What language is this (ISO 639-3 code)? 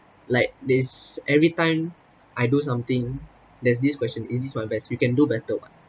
eng